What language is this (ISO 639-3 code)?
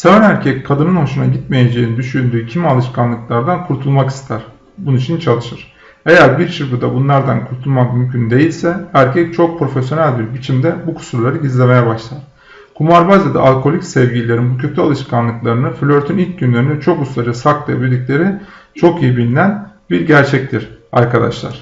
tur